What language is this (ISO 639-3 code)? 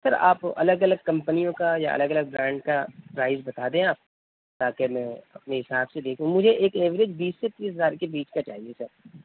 urd